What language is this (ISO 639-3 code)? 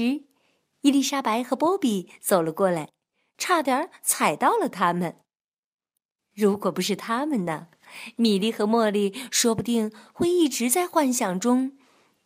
zho